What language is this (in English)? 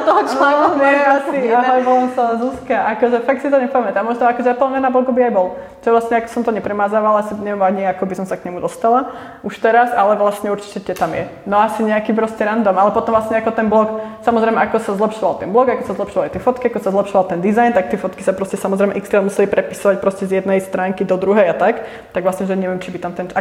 Slovak